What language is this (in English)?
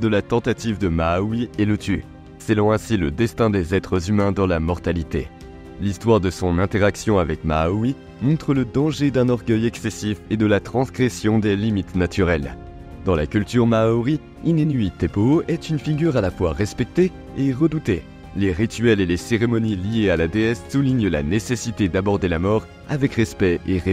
French